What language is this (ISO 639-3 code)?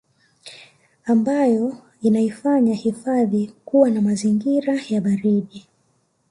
swa